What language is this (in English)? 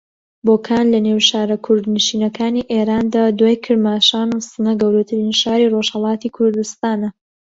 Central Kurdish